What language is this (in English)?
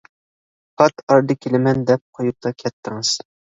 Uyghur